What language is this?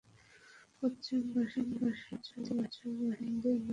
Bangla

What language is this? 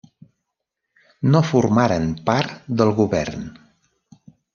Catalan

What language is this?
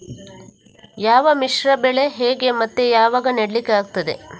Kannada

